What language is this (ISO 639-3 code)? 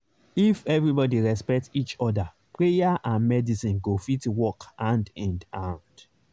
pcm